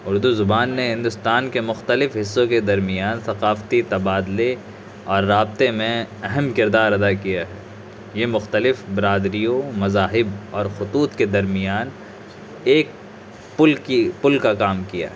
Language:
Urdu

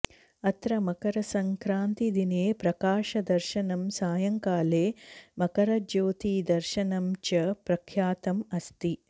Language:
Sanskrit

